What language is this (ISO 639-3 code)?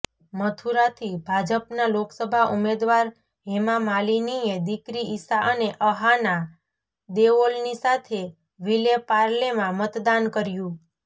guj